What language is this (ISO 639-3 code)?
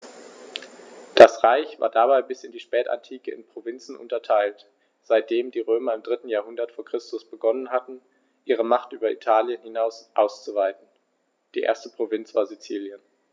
deu